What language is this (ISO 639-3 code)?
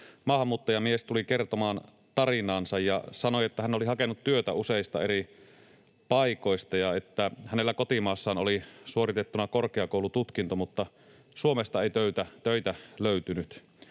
fin